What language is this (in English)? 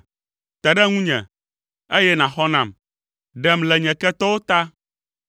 Ewe